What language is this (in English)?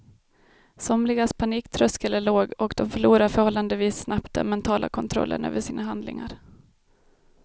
Swedish